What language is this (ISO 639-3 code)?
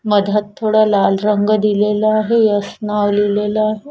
mar